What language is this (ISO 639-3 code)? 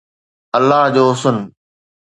snd